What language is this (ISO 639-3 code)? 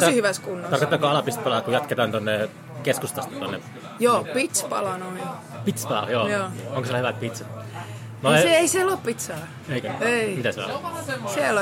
fin